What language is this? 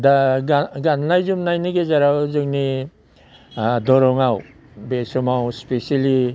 Bodo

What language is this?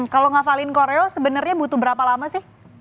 Indonesian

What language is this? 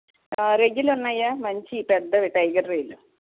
Telugu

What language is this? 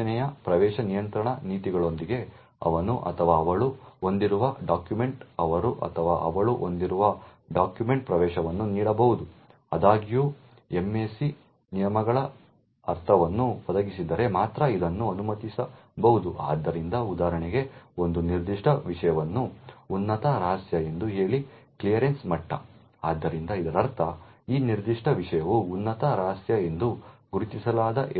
Kannada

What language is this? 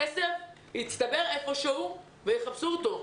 Hebrew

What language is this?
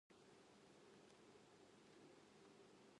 Japanese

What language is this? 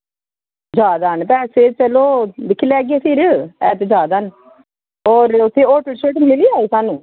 Dogri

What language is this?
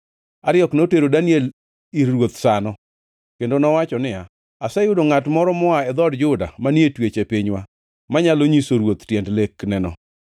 Luo (Kenya and Tanzania)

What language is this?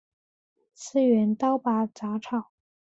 Chinese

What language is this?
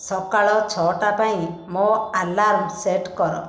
Odia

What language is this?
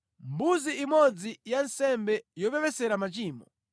Nyanja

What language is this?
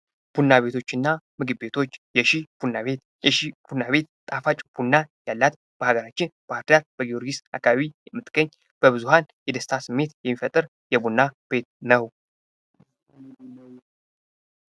Amharic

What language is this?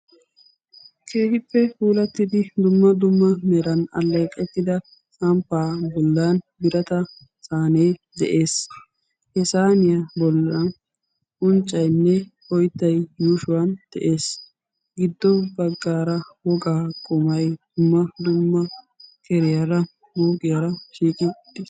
Wolaytta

